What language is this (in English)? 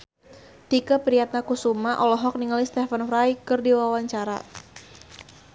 Sundanese